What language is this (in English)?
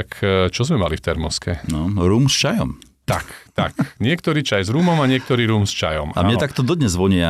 Slovak